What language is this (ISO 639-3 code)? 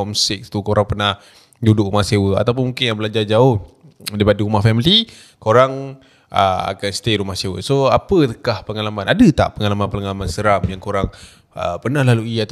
msa